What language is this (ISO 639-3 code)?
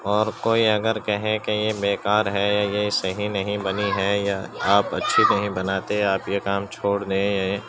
urd